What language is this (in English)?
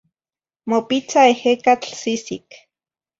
Zacatlán-Ahuacatlán-Tepetzintla Nahuatl